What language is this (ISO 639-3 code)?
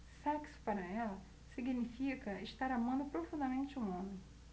por